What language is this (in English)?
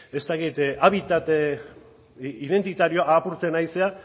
Basque